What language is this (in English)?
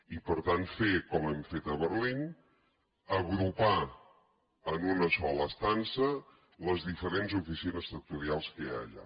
Catalan